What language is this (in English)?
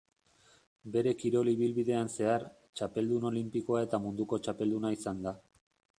Basque